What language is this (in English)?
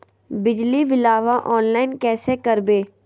Magahi